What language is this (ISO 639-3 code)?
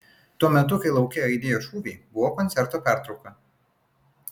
lit